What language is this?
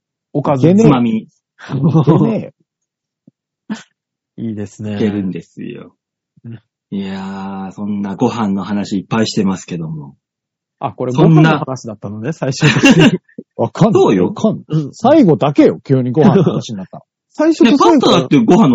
Japanese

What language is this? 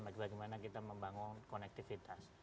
Indonesian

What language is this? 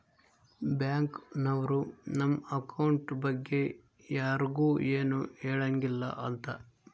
Kannada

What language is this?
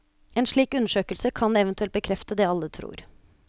Norwegian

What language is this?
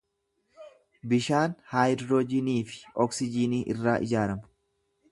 Oromo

